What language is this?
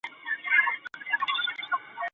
Chinese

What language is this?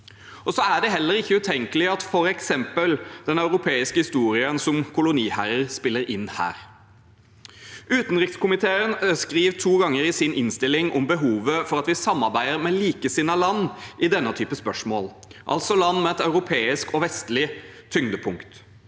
Norwegian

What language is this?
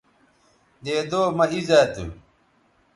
Bateri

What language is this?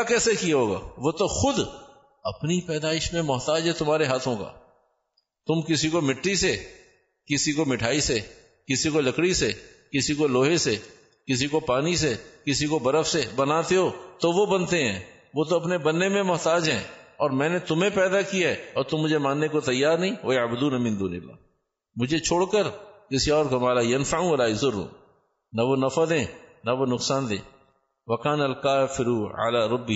Urdu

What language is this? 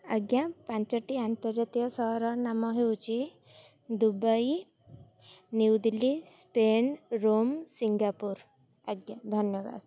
Odia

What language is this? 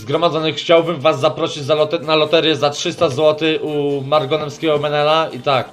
Polish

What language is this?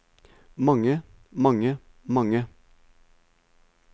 Norwegian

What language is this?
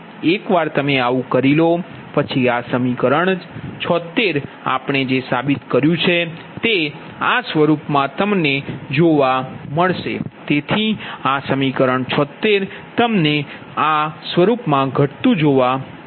Gujarati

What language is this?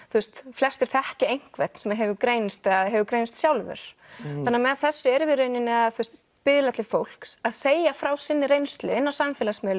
Icelandic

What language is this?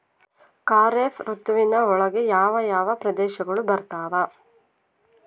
Kannada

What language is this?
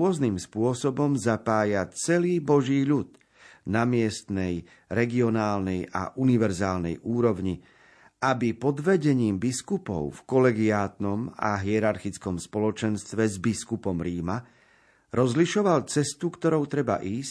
Slovak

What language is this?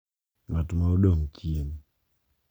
Luo (Kenya and Tanzania)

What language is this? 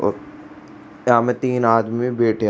Rajasthani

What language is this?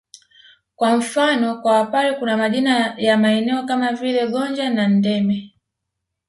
Swahili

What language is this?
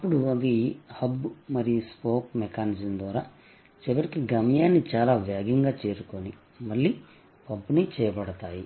Telugu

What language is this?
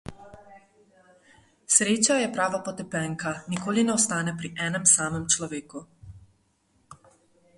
Slovenian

